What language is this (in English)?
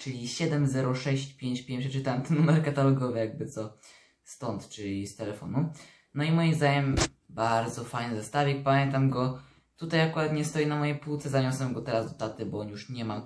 Polish